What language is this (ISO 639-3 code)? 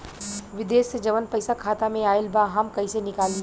bho